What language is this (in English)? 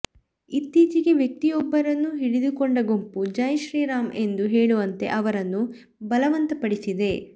Kannada